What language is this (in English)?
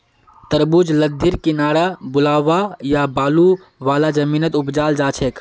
Magahi